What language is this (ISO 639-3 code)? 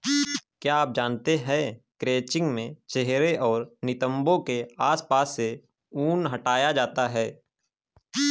hin